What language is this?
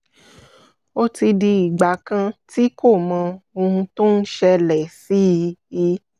Yoruba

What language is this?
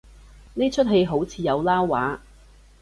Cantonese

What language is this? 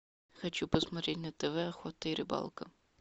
Russian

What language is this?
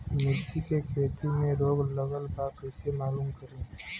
Bhojpuri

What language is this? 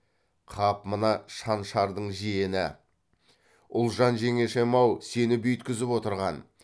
Kazakh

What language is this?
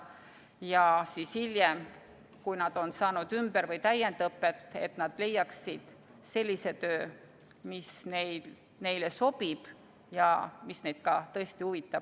Estonian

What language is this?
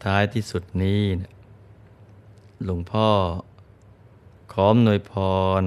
Thai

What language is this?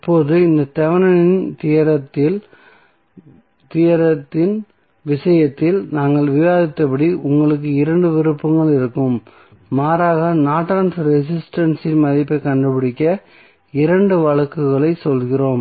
Tamil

